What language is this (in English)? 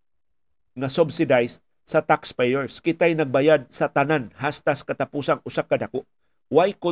Filipino